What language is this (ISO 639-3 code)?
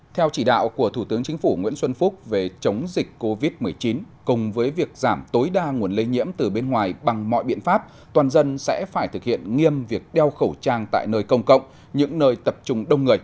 vie